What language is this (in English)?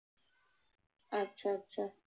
Bangla